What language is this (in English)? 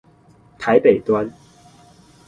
Chinese